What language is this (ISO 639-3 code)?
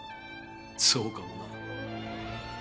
jpn